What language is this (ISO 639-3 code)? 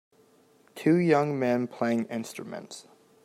eng